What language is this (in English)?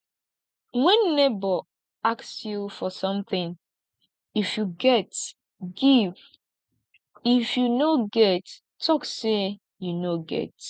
Nigerian Pidgin